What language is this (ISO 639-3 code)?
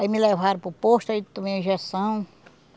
por